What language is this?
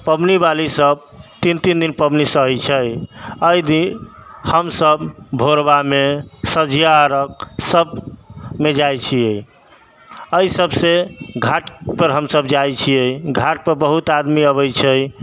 Maithili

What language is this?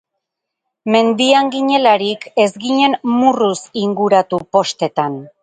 Basque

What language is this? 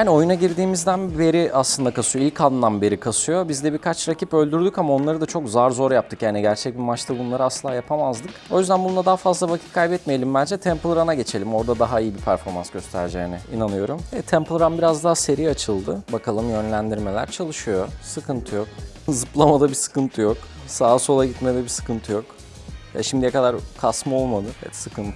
Turkish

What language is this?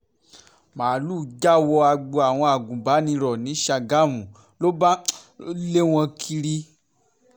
Yoruba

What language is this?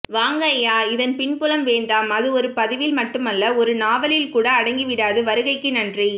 Tamil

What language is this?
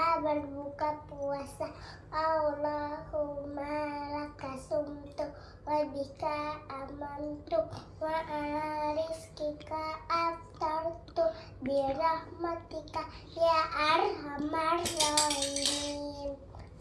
Indonesian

